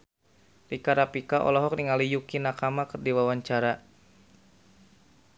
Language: Sundanese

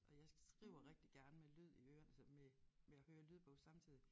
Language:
Danish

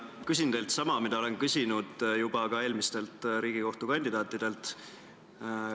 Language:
Estonian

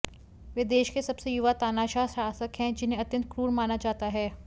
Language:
Hindi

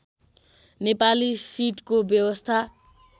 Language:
Nepali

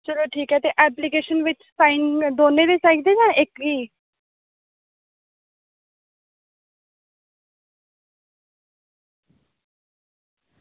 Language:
Dogri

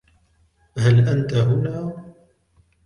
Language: Arabic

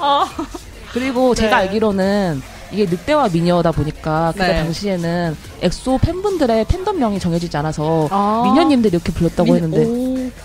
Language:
Korean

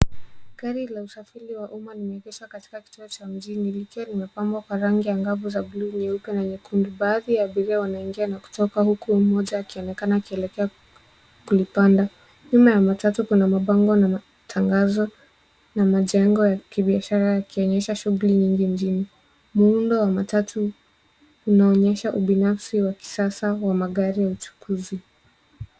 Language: Swahili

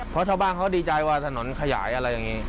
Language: Thai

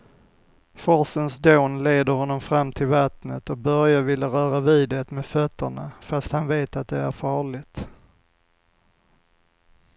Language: Swedish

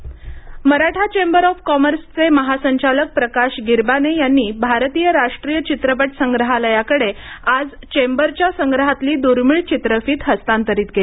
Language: Marathi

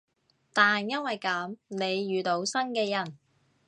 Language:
Cantonese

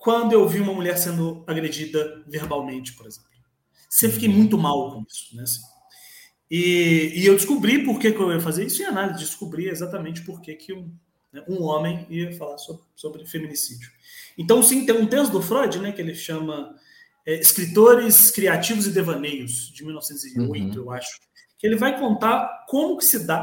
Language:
Portuguese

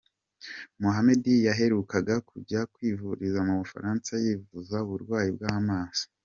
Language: Kinyarwanda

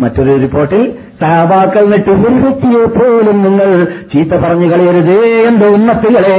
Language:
Malayalam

